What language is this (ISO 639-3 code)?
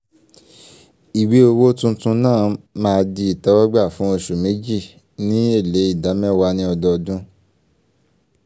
yor